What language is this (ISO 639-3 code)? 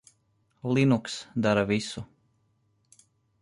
lav